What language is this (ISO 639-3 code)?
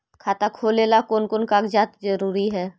mag